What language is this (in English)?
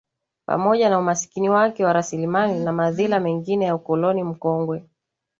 Swahili